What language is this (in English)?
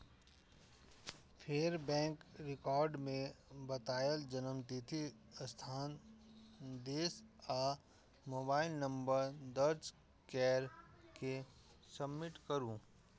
Maithili